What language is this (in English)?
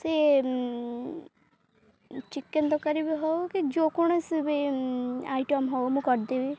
Odia